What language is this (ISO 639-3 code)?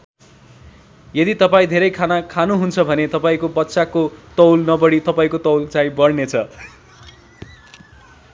nep